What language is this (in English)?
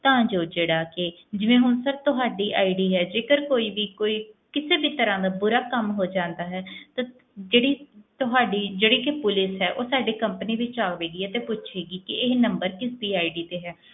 Punjabi